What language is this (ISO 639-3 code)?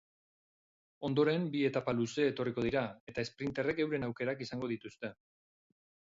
eus